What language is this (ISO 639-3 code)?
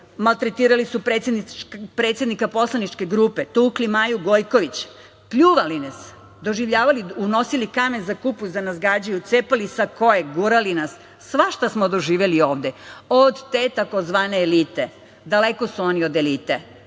srp